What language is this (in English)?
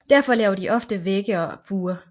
Danish